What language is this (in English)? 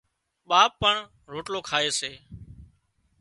Wadiyara Koli